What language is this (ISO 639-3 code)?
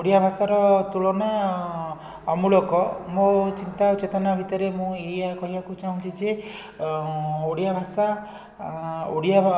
ori